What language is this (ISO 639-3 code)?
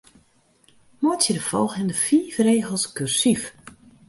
fry